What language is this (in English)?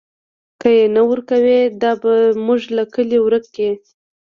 Pashto